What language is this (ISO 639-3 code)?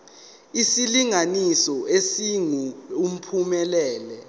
zul